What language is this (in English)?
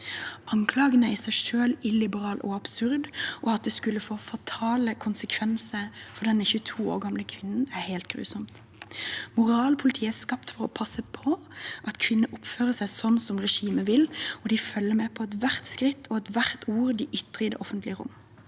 Norwegian